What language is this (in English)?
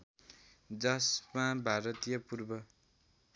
Nepali